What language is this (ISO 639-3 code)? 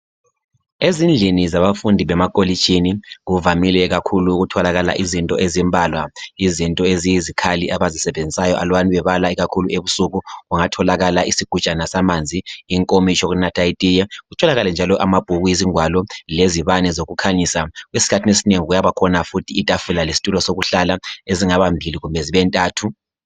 nde